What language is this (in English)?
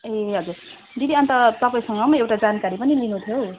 Nepali